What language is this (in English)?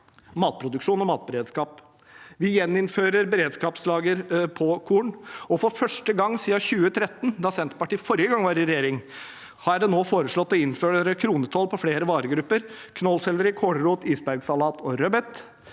Norwegian